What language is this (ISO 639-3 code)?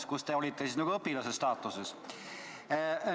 est